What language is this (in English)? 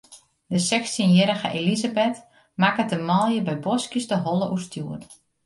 Western Frisian